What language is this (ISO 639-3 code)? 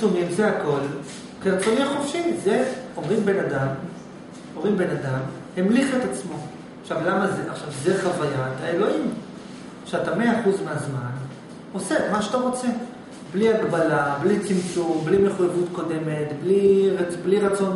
heb